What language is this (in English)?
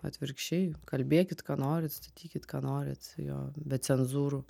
Lithuanian